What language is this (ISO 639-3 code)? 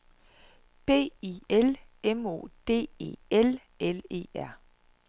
dan